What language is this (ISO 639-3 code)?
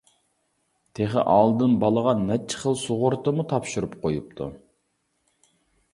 uig